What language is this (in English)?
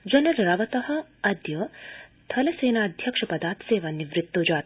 Sanskrit